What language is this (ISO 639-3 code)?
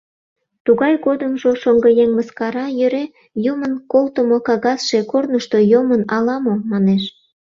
chm